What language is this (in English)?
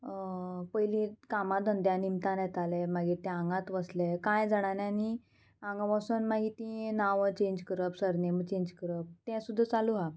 Konkani